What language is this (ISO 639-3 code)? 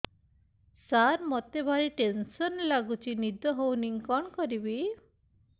ori